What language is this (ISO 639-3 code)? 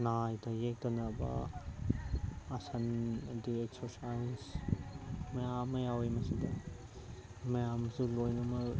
mni